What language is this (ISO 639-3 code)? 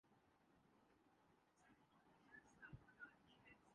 urd